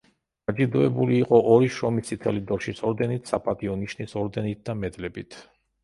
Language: Georgian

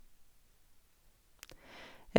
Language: Norwegian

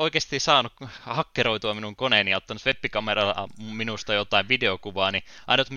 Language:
Finnish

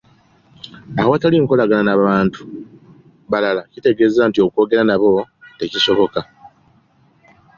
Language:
Ganda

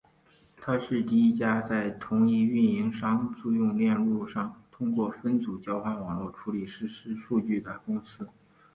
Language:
Chinese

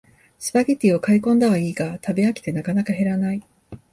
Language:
Japanese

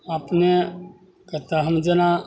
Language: Maithili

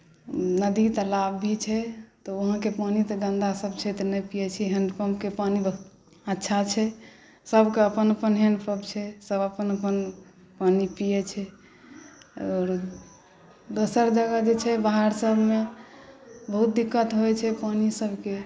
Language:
Maithili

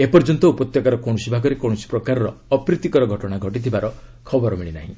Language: Odia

